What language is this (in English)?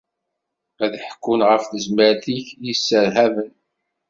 Kabyle